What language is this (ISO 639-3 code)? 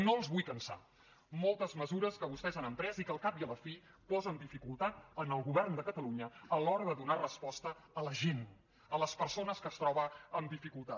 cat